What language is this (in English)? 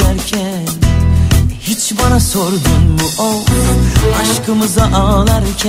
Turkish